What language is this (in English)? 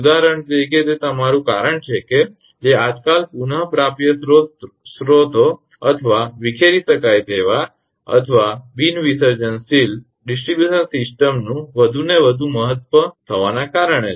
Gujarati